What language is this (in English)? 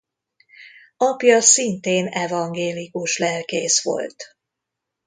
Hungarian